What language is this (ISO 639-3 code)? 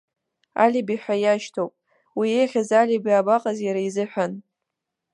abk